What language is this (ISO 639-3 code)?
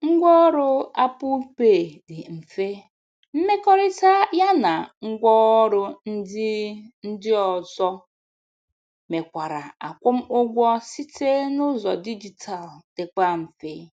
ibo